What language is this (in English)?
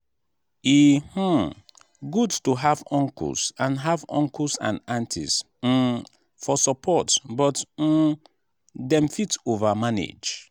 Nigerian Pidgin